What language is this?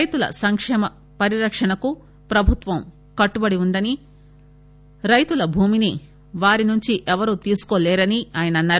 Telugu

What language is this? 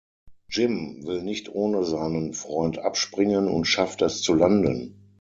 German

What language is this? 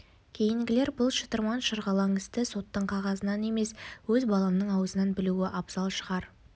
Kazakh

